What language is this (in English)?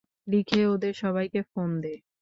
Bangla